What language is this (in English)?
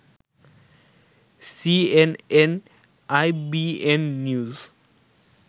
Bangla